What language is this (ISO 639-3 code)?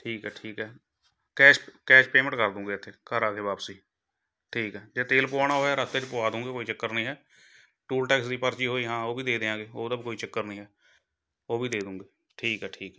pan